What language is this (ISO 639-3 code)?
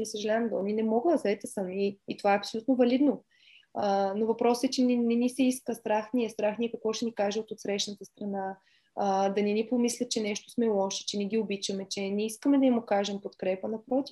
bul